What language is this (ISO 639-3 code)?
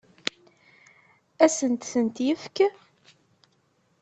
kab